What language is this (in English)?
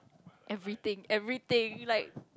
English